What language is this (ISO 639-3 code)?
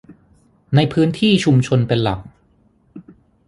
tha